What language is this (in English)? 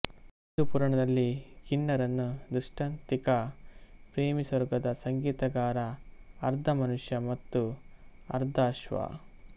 Kannada